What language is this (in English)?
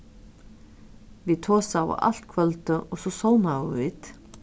Faroese